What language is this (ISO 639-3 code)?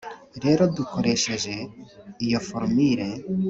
kin